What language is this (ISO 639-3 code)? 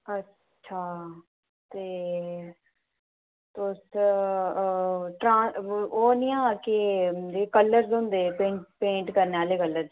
doi